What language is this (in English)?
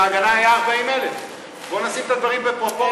Hebrew